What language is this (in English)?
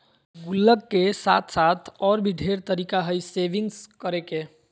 Magahi